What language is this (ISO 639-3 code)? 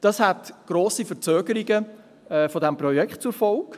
gsw